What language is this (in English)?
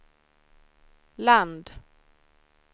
Swedish